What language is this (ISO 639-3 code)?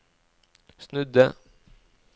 nor